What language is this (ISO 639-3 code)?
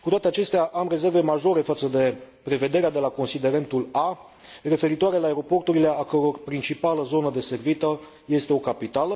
ron